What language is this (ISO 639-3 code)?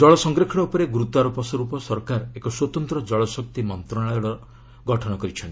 ori